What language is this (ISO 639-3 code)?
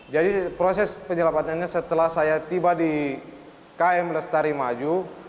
ind